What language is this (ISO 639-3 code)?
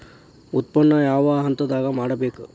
kan